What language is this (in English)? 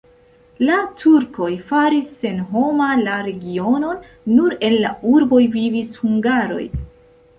Esperanto